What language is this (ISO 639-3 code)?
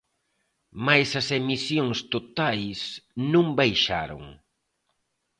glg